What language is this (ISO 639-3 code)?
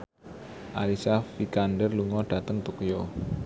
jav